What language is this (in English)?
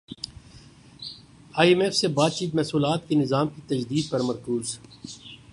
Urdu